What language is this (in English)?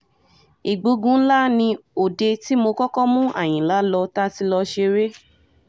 Yoruba